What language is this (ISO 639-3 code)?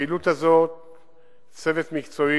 heb